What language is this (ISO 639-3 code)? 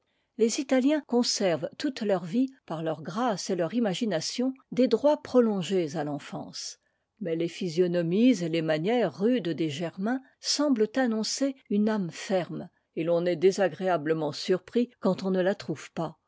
fra